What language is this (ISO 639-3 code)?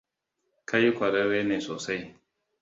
hau